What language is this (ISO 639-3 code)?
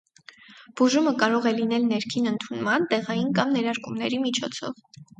hye